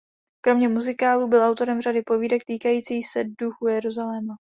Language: Czech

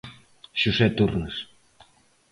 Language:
Galician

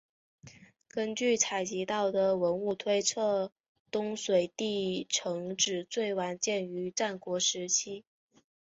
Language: Chinese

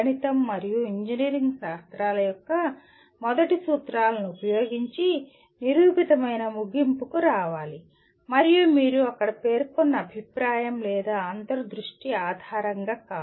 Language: Telugu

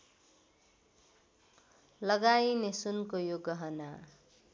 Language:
Nepali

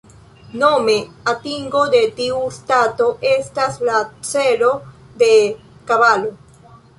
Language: Esperanto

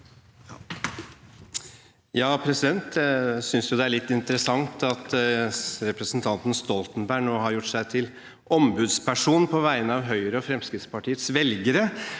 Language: Norwegian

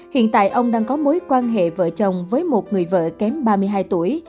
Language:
Vietnamese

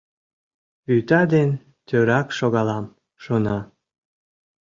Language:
Mari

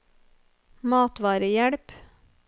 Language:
Norwegian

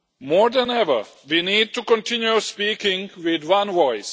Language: English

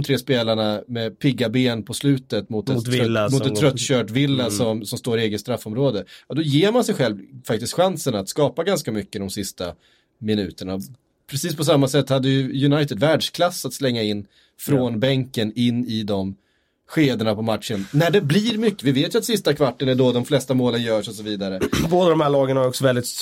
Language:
Swedish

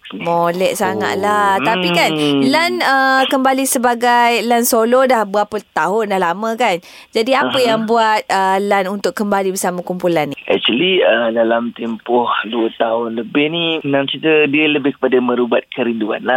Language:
Malay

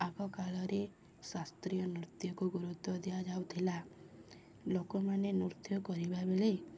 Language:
Odia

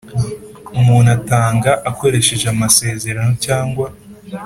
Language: Kinyarwanda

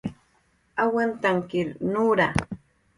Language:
Jaqaru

